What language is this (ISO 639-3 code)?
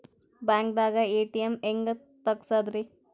kan